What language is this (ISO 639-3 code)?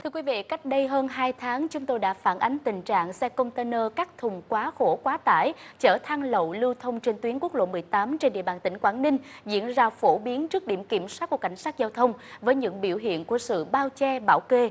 vie